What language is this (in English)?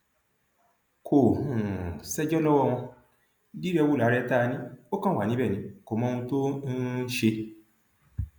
Yoruba